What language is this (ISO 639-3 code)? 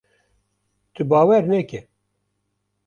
kur